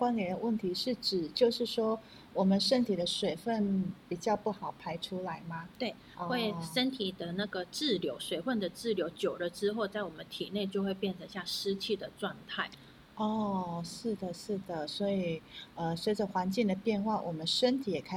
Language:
Chinese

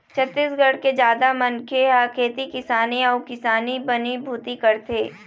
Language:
Chhattisgarhi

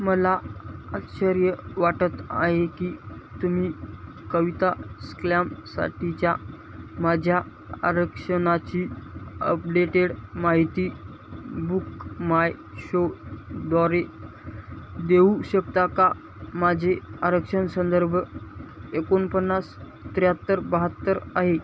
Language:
Marathi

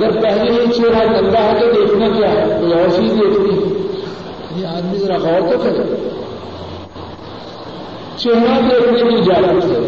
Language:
Urdu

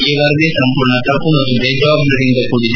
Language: Kannada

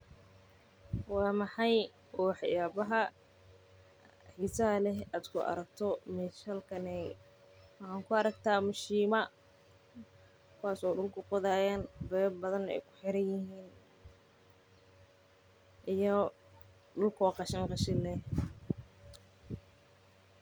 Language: Somali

